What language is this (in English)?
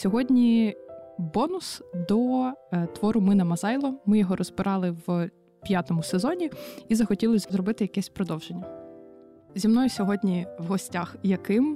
Ukrainian